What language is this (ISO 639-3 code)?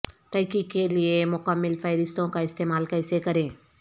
urd